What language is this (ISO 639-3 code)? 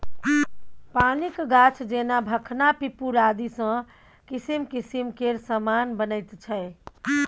mai